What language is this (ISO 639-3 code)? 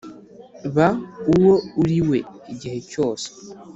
kin